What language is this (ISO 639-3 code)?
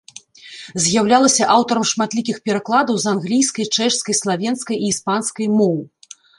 bel